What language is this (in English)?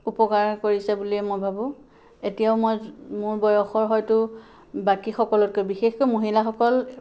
Assamese